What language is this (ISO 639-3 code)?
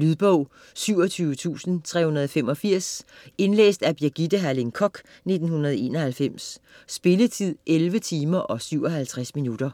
dan